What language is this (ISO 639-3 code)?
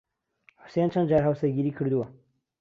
ckb